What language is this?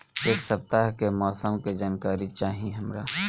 Bhojpuri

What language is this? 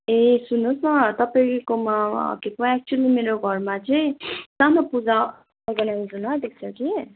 Nepali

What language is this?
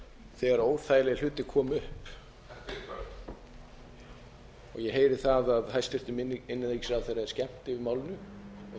Icelandic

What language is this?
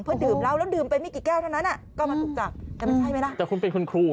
Thai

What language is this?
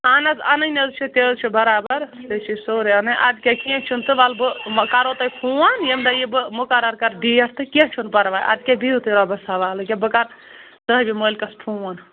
Kashmiri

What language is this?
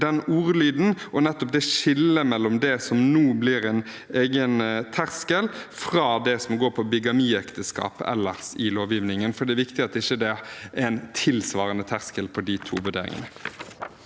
Norwegian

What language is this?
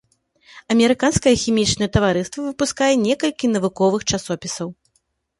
Belarusian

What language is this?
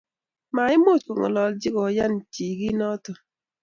Kalenjin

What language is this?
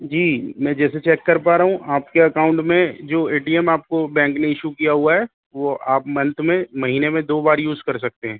Urdu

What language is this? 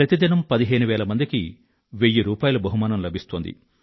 Telugu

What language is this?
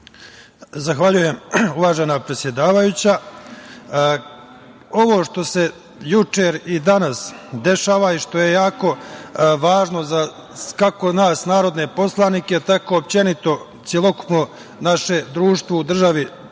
Serbian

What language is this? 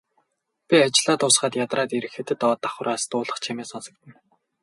Mongolian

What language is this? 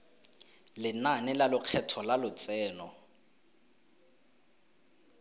Tswana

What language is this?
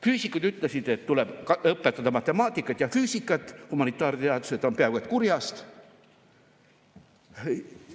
Estonian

